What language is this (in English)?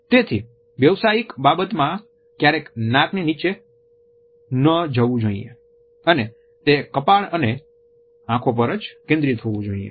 Gujarati